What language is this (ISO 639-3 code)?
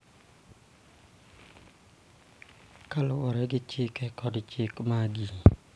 luo